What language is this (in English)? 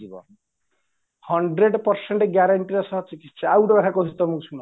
Odia